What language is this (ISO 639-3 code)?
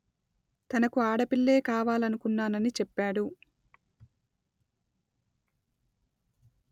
tel